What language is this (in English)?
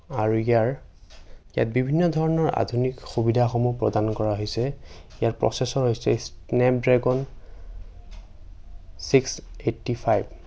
Assamese